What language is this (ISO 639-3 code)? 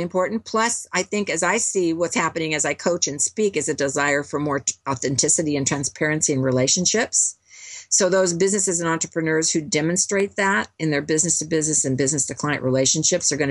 eng